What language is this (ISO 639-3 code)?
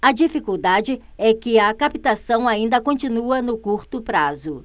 por